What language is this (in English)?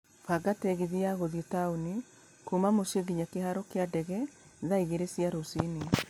Kikuyu